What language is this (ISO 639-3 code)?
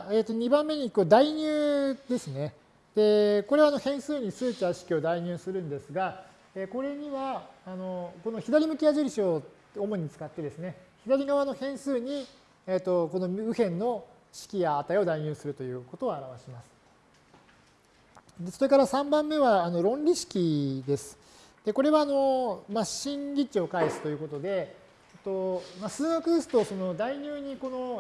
jpn